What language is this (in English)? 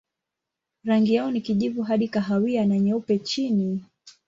Swahili